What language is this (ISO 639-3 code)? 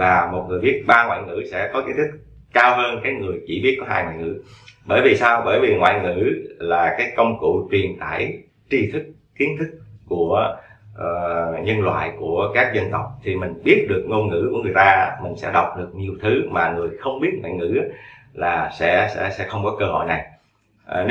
vie